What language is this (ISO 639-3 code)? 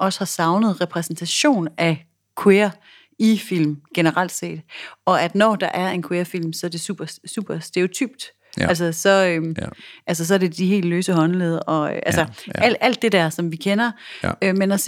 dan